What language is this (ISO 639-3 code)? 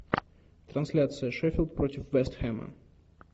rus